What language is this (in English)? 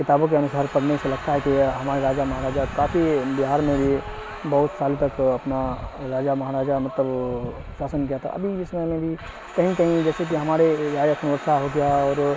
Urdu